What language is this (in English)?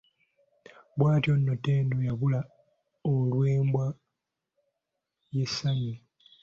Ganda